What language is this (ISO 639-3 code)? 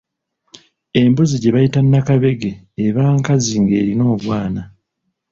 lug